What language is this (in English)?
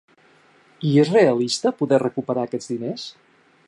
Catalan